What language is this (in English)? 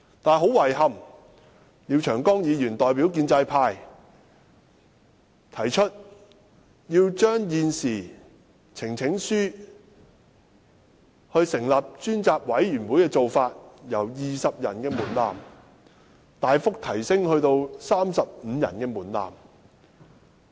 Cantonese